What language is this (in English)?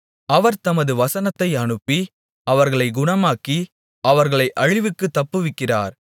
Tamil